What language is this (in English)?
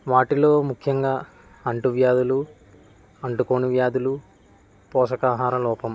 Telugu